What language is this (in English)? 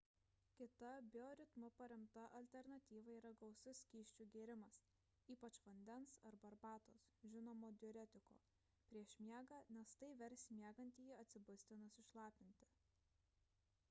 Lithuanian